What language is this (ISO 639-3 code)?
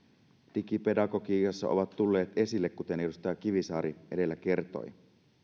fin